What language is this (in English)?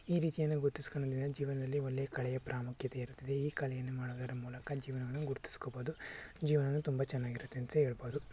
Kannada